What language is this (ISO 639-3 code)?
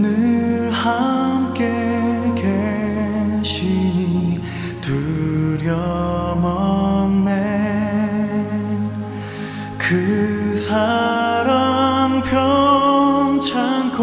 kor